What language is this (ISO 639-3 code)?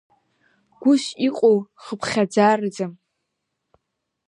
abk